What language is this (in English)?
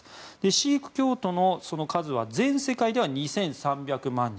Japanese